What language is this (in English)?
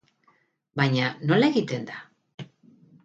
Basque